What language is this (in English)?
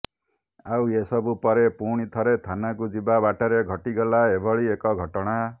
Odia